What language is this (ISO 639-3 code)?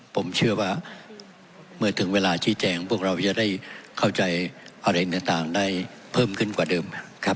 tha